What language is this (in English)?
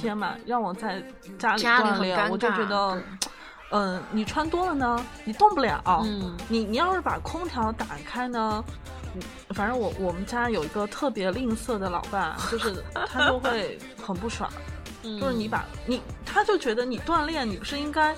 Chinese